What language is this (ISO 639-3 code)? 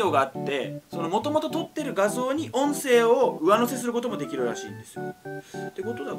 jpn